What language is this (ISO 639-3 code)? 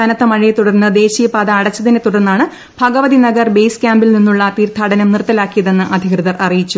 mal